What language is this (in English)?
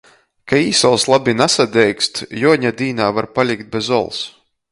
Latgalian